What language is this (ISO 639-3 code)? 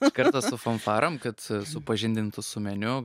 lit